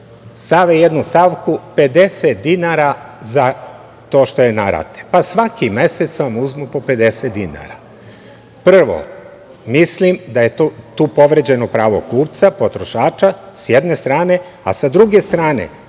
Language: Serbian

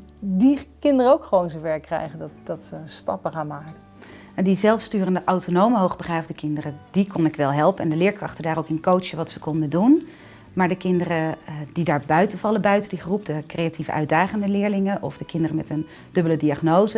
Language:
Dutch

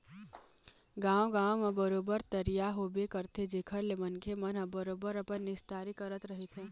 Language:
Chhattisgarhi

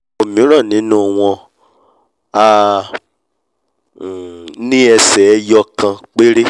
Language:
Yoruba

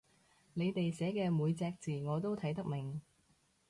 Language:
Cantonese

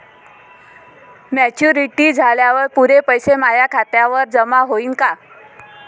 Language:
Marathi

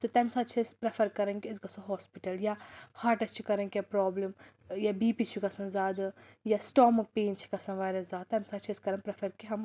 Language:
Kashmiri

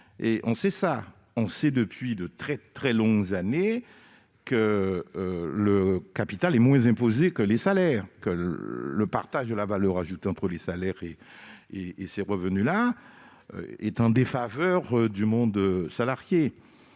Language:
French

